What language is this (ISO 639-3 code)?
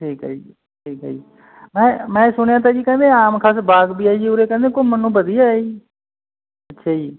pan